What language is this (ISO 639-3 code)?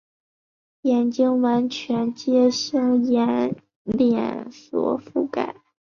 zho